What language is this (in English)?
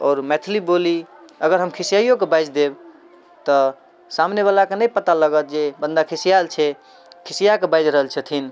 Maithili